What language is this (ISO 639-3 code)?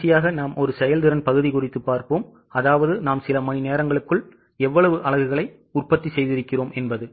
tam